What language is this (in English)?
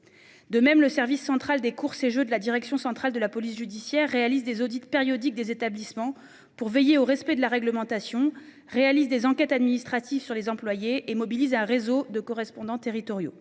French